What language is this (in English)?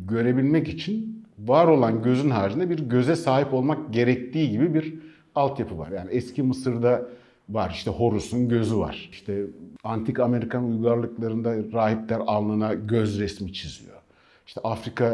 Turkish